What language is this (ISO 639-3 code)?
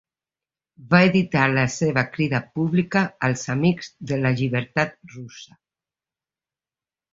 cat